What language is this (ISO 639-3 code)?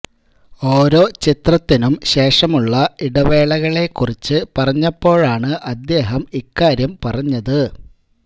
mal